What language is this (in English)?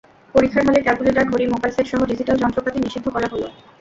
Bangla